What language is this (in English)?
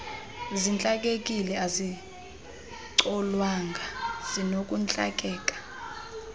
Xhosa